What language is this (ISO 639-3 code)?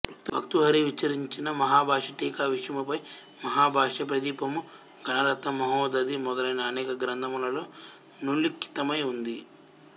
tel